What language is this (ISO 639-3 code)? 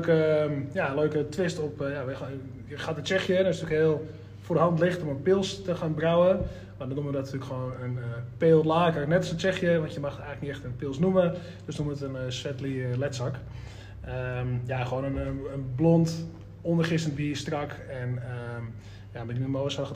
nld